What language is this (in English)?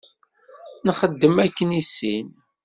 Kabyle